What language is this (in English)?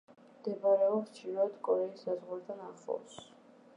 Georgian